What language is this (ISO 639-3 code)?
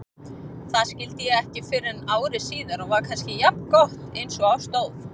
isl